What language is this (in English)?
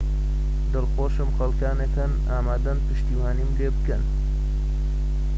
Central Kurdish